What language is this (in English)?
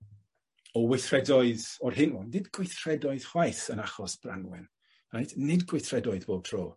Welsh